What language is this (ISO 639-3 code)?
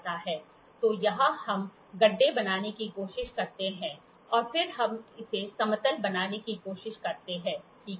hin